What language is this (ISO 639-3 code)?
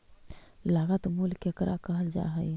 mag